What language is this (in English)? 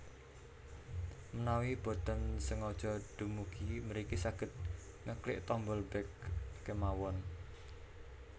Javanese